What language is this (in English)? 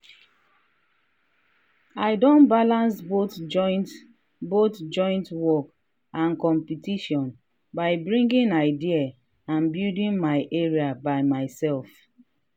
Nigerian Pidgin